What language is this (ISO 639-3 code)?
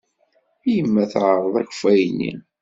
kab